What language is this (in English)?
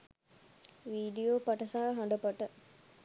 Sinhala